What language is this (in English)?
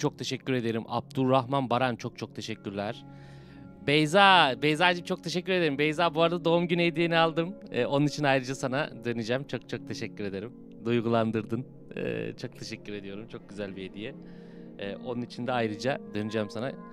Turkish